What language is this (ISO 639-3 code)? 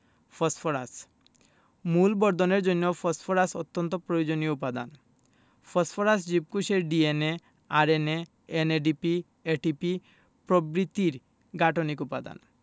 ben